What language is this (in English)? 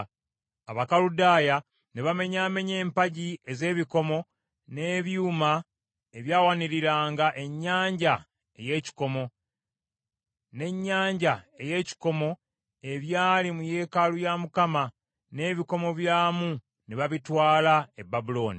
Ganda